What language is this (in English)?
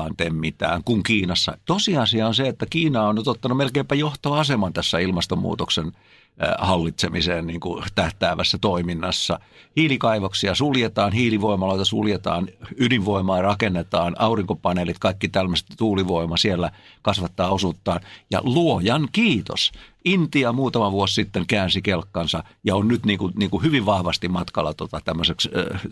Finnish